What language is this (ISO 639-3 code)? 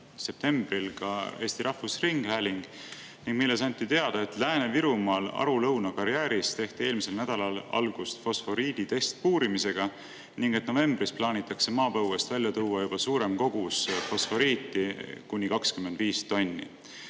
est